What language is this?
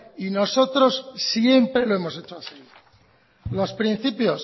Spanish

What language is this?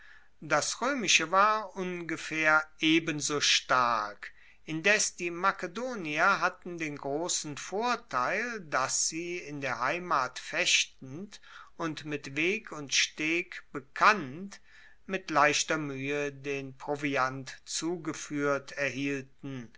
German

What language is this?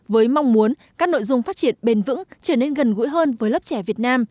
Vietnamese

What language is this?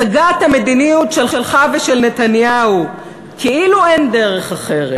Hebrew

